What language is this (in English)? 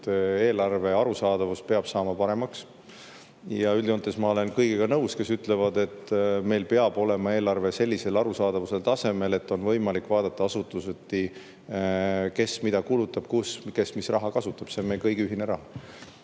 Estonian